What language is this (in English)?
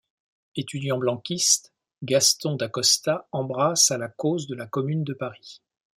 French